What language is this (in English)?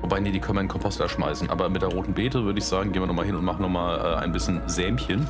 German